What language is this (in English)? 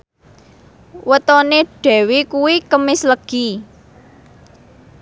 Javanese